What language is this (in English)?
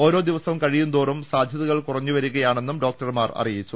Malayalam